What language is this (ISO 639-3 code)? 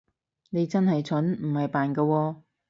yue